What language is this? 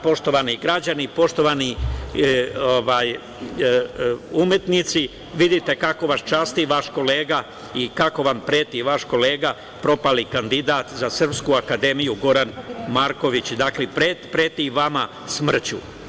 Serbian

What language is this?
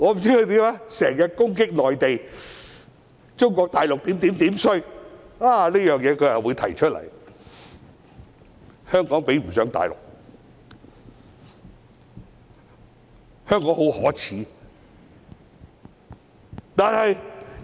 Cantonese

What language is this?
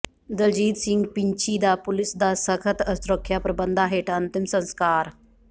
Punjabi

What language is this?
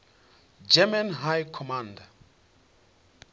Venda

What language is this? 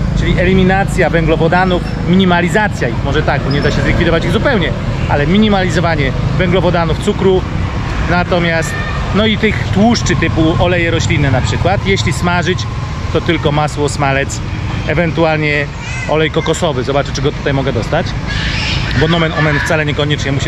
Polish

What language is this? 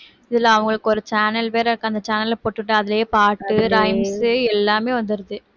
Tamil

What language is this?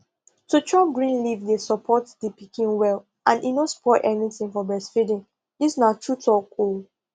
Nigerian Pidgin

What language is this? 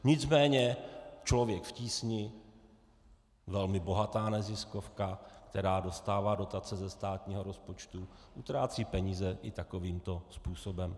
Czech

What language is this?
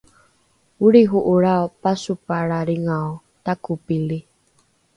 Rukai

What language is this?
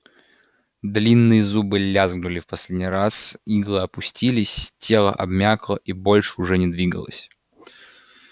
Russian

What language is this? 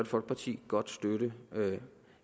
Danish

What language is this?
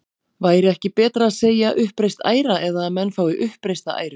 Icelandic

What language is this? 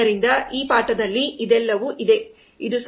Kannada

